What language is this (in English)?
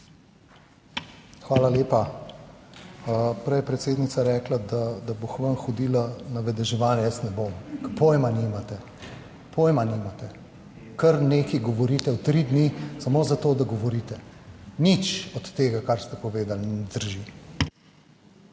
Slovenian